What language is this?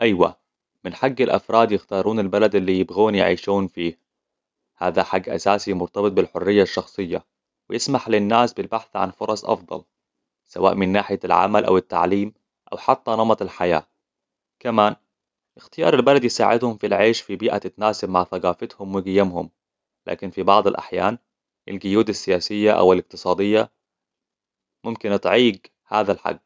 Hijazi Arabic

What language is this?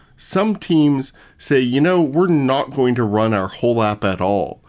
English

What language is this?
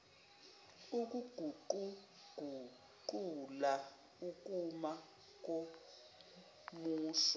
Zulu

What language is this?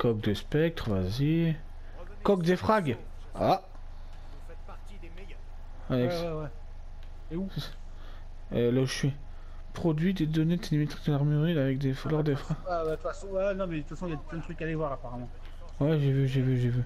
French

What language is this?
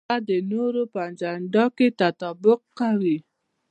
Pashto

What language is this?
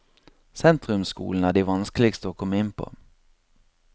Norwegian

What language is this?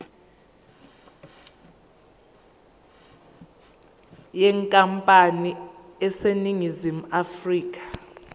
Zulu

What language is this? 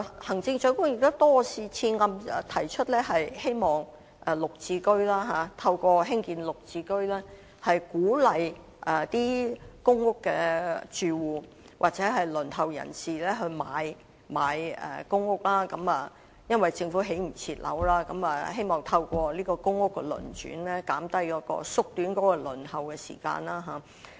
Cantonese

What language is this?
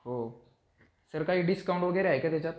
Marathi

